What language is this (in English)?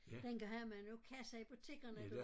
Danish